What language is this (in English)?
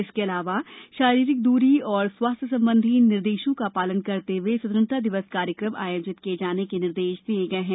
Hindi